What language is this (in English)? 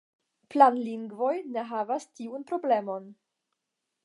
Esperanto